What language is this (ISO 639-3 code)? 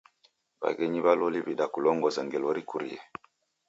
dav